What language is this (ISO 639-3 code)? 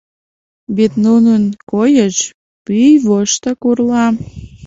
chm